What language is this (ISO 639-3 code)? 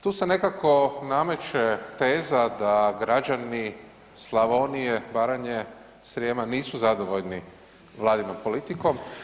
hrv